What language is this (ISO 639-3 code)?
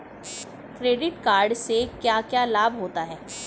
hin